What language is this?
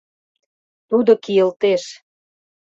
Mari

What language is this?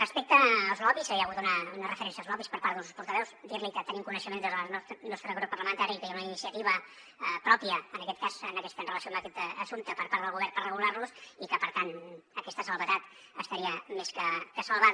Catalan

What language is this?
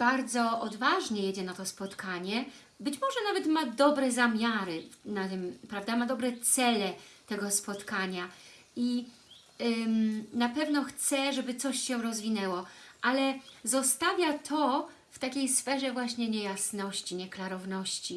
Polish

